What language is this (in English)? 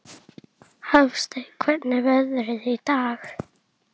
Icelandic